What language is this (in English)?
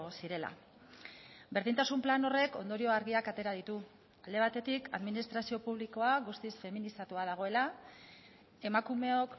Basque